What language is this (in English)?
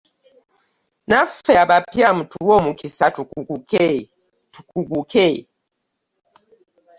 Ganda